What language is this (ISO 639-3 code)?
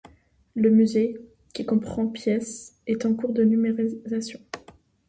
fra